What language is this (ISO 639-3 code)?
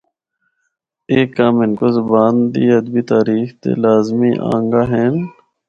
hno